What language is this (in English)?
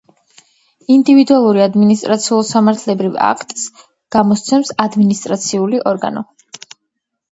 Georgian